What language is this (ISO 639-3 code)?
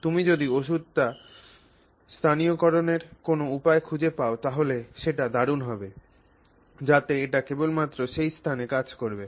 ben